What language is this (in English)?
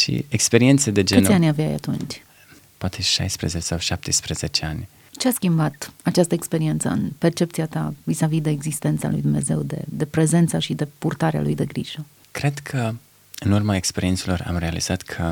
Romanian